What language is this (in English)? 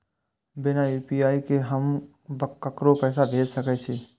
Maithili